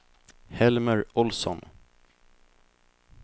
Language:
Swedish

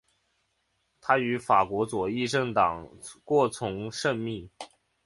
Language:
Chinese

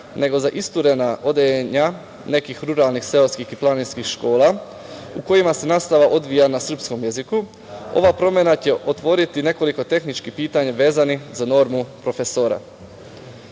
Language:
Serbian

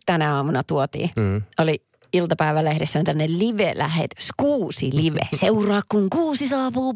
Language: Finnish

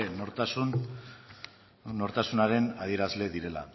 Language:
Basque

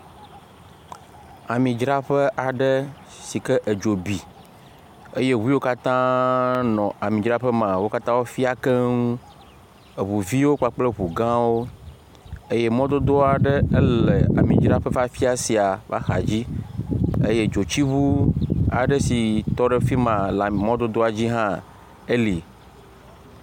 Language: Ewe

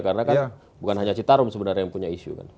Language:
Indonesian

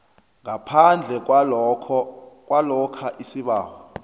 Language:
South Ndebele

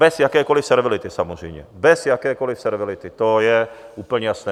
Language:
Czech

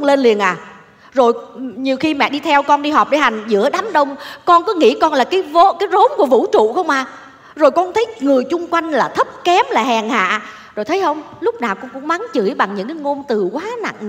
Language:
Vietnamese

